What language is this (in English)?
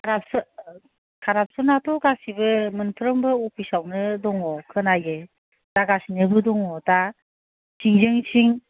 Bodo